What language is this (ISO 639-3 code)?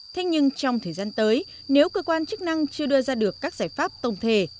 vie